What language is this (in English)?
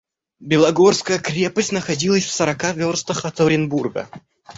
Russian